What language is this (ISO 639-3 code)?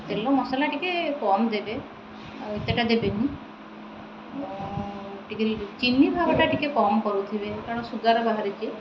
ori